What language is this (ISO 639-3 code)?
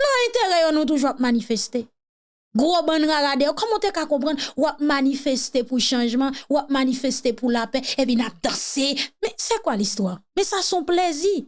fra